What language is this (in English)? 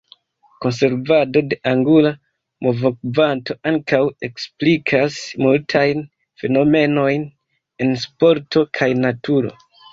Esperanto